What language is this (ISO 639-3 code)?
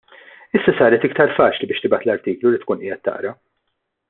mlt